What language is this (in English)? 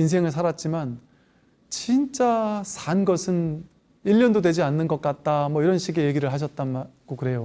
Korean